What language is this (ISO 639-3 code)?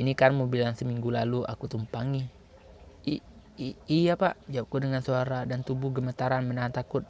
ind